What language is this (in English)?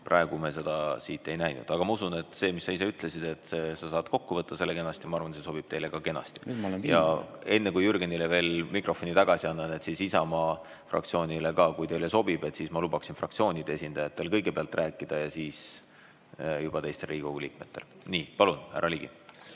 Estonian